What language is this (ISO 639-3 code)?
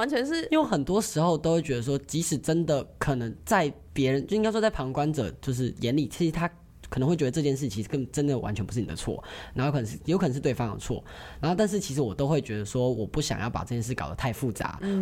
zho